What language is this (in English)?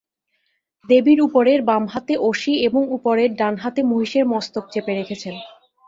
Bangla